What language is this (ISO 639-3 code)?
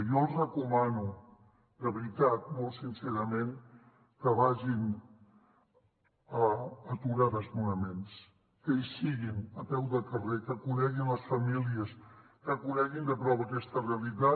cat